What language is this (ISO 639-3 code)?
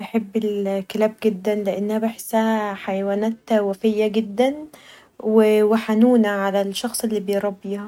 arz